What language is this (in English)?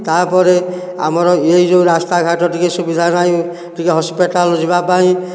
Odia